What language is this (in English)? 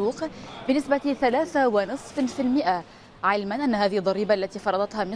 Arabic